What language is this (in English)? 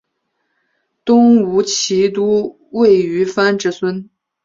Chinese